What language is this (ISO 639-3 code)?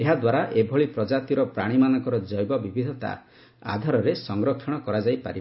ori